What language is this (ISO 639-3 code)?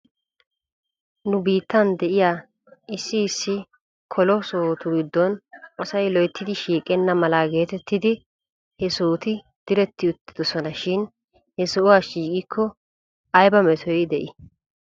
wal